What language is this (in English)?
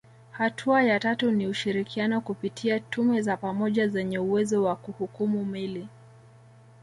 Swahili